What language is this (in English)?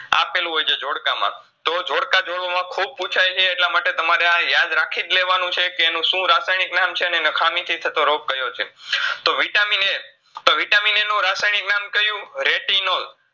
Gujarati